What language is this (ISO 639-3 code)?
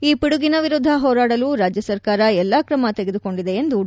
kan